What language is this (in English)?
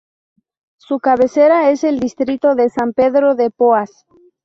Spanish